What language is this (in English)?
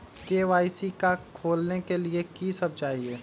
Magahi